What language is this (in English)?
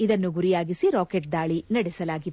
Kannada